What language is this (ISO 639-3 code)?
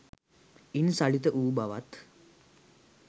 sin